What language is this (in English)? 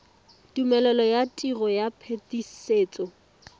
Tswana